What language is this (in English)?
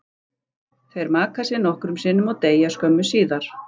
Icelandic